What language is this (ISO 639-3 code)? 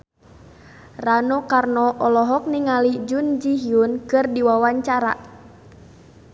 sun